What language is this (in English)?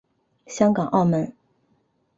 Chinese